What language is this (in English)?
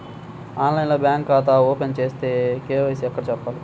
Telugu